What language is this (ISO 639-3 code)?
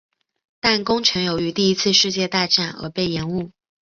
zho